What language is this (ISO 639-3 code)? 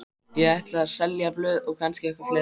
isl